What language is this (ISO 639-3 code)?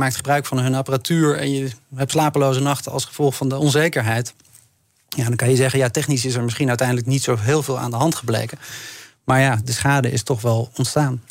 nld